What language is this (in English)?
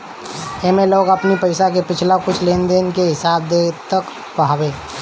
Bhojpuri